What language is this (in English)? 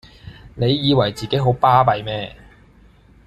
Cantonese